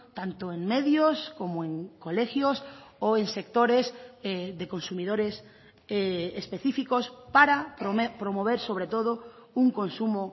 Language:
Spanish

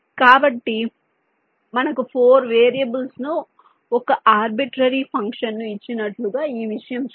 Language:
Telugu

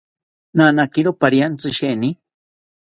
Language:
South Ucayali Ashéninka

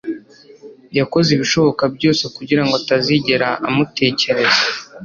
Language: Kinyarwanda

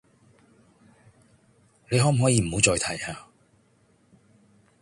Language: Cantonese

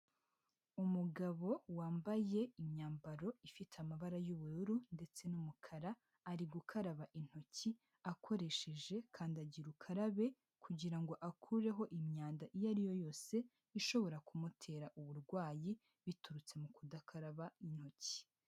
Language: Kinyarwanda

